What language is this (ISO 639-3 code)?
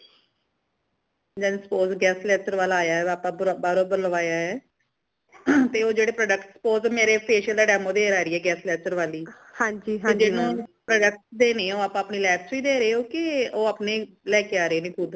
pan